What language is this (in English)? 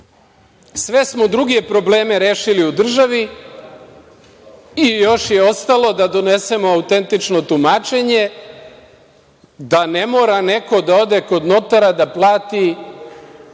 Serbian